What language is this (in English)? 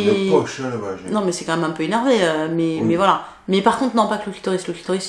French